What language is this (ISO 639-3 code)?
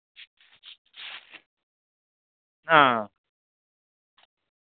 sat